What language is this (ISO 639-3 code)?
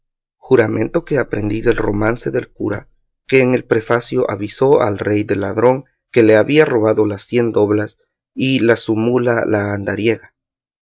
spa